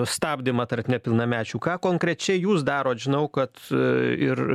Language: Lithuanian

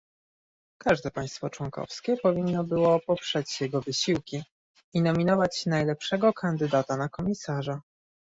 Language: Polish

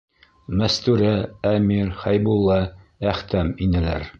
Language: Bashkir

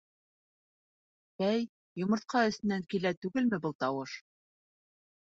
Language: Bashkir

